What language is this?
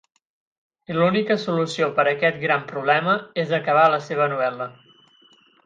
Catalan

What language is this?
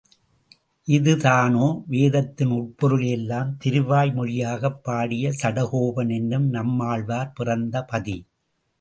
Tamil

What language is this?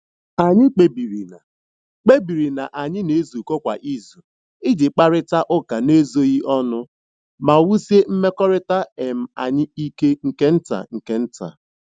Igbo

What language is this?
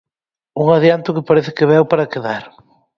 Galician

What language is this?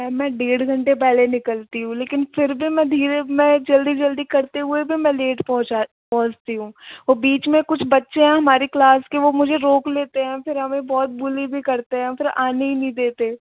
Hindi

